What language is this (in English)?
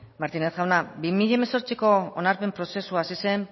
Basque